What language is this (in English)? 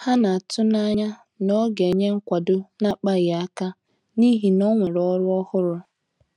Igbo